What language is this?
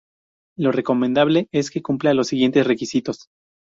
Spanish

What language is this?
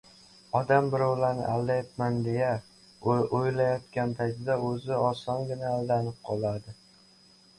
Uzbek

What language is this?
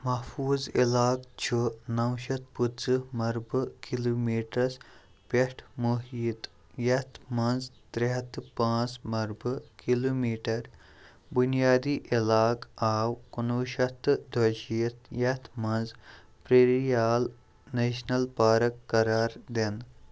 Kashmiri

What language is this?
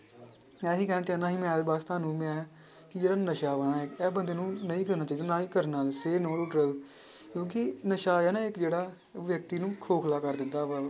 Punjabi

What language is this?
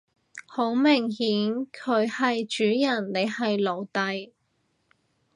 Cantonese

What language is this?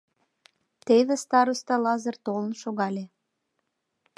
Mari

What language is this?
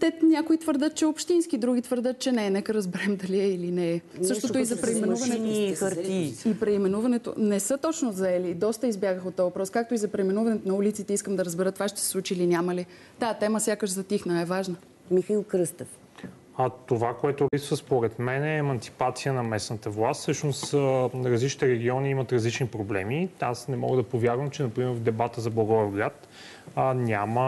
Bulgarian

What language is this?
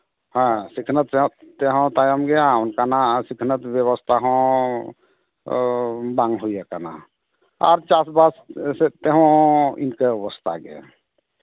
Santali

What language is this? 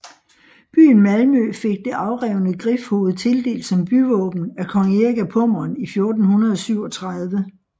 Danish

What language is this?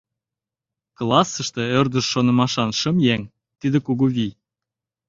Mari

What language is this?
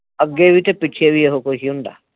Punjabi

